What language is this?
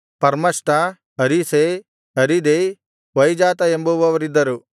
Kannada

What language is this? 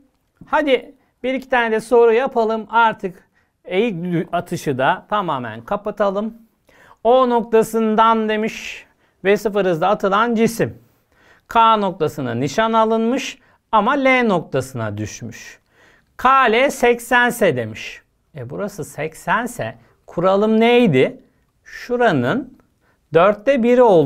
Turkish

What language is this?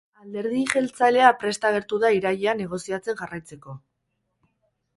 Basque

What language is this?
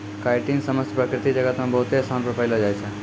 Maithili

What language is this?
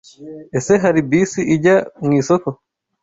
Kinyarwanda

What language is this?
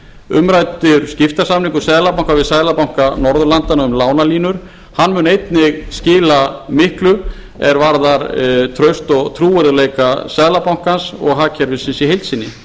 Icelandic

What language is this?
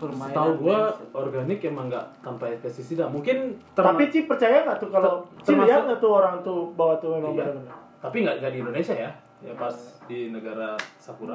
Indonesian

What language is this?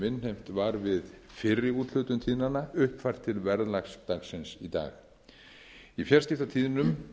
Icelandic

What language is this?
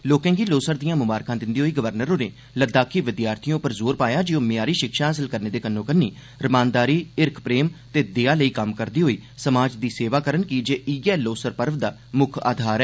Dogri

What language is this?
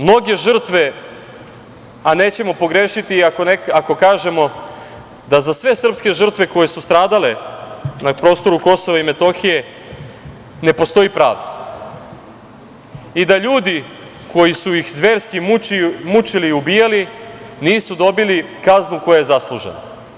Serbian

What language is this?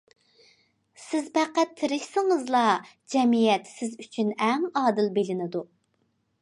Uyghur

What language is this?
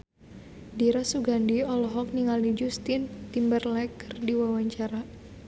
Sundanese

